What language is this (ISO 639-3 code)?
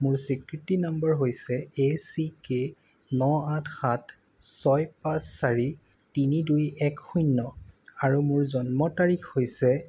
asm